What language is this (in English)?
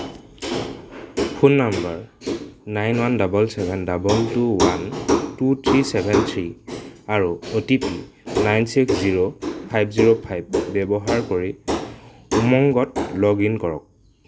Assamese